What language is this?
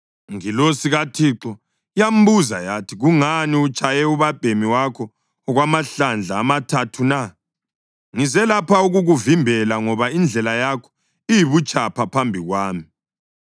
North Ndebele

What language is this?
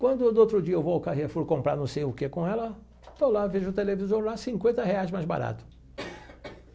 Portuguese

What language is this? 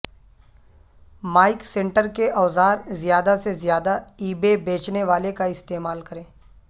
Urdu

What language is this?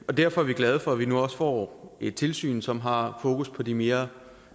Danish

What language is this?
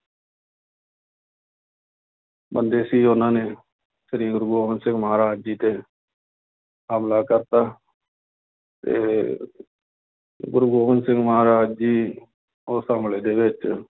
Punjabi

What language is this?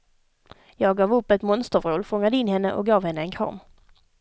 Swedish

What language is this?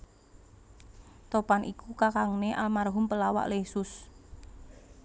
Javanese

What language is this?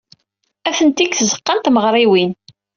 Kabyle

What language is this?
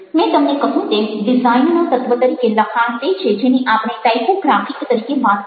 Gujarati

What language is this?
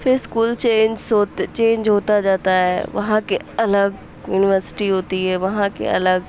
Urdu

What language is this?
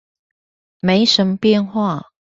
Chinese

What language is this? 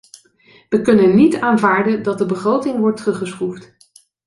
Dutch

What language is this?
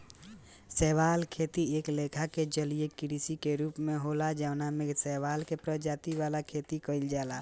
Bhojpuri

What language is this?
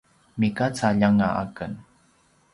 Paiwan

